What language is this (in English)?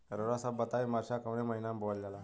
Bhojpuri